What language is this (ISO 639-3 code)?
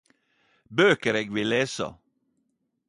nno